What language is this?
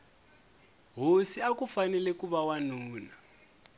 Tsonga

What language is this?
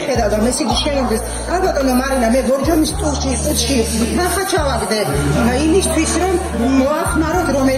Romanian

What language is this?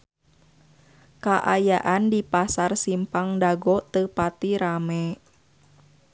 Sundanese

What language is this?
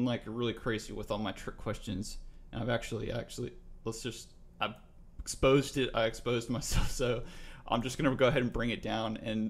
English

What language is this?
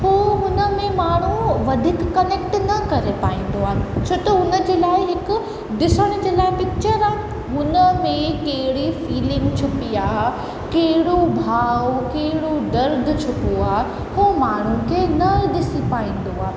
Sindhi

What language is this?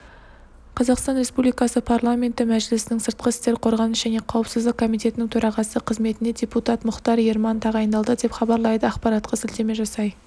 Kazakh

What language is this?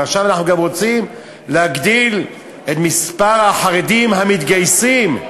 Hebrew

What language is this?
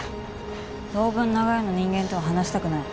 Japanese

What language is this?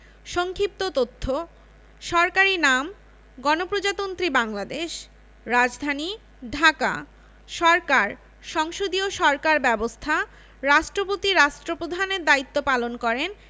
Bangla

